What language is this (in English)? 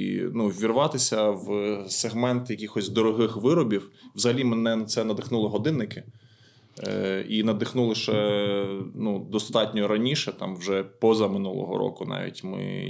Ukrainian